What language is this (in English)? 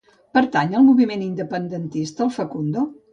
Catalan